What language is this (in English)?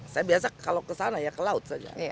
Indonesian